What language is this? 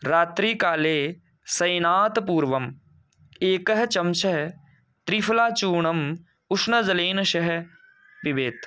Sanskrit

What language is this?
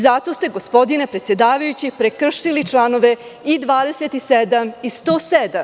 Serbian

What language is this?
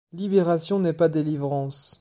French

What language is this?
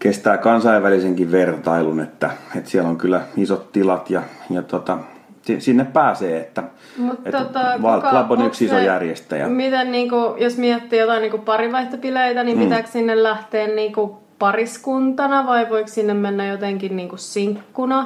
Finnish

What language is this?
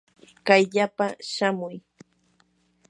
Yanahuanca Pasco Quechua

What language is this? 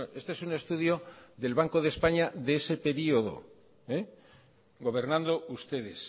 Spanish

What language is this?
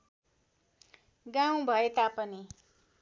Nepali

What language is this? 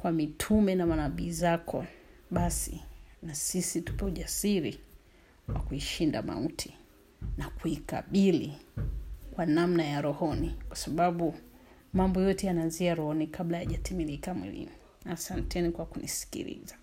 Swahili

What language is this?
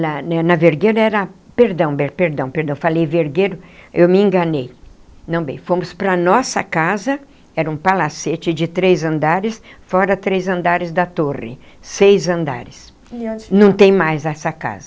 Portuguese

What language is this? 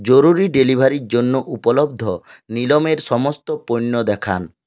Bangla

